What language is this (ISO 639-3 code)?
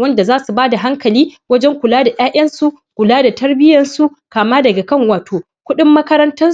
hau